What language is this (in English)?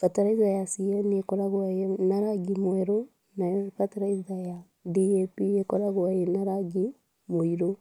Kikuyu